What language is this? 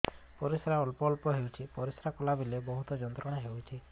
Odia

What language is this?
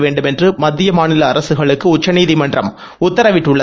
Tamil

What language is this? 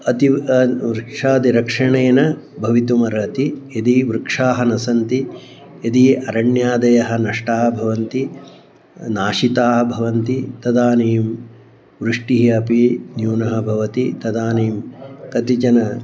Sanskrit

